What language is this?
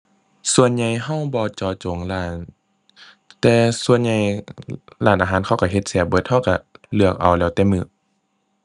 Thai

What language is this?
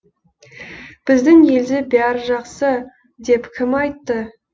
Kazakh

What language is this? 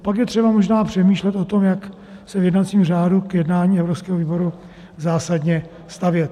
Czech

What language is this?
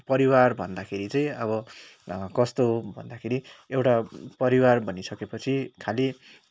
Nepali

